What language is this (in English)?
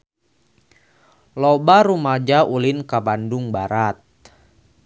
Sundanese